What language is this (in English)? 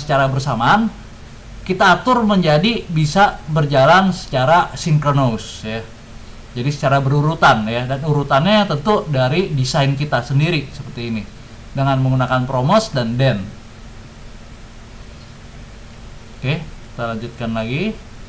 Indonesian